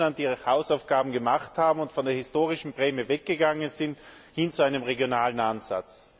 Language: German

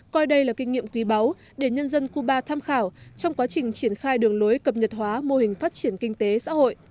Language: Vietnamese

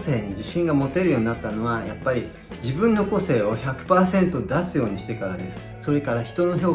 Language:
Japanese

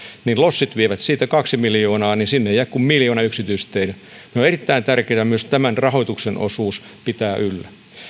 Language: Finnish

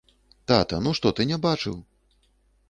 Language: Belarusian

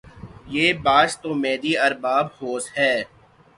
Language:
Urdu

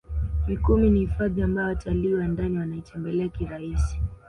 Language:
Swahili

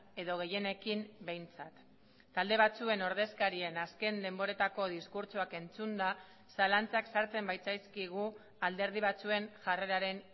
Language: Basque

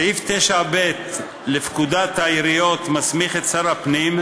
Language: Hebrew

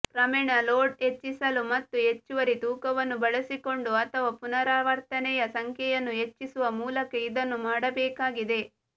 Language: Kannada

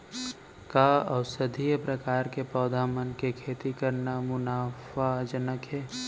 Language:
Chhattisgarhi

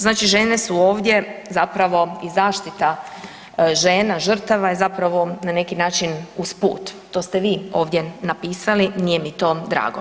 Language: Croatian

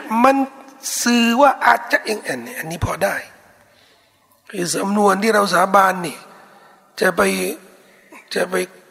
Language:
Thai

